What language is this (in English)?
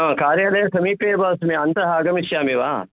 Sanskrit